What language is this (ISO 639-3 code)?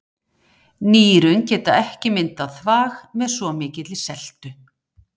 isl